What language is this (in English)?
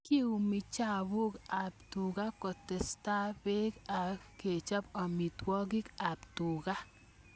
Kalenjin